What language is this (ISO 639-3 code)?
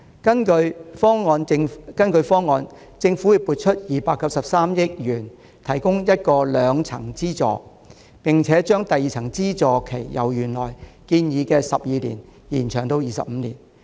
yue